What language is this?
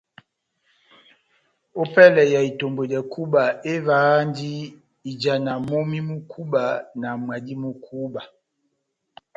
Batanga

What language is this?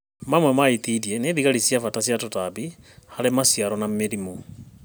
Kikuyu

